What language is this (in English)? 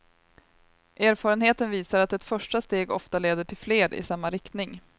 Swedish